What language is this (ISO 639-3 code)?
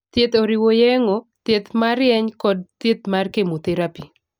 luo